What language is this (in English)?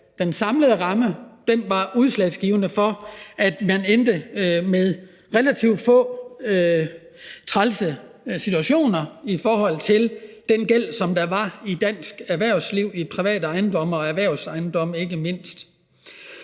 Danish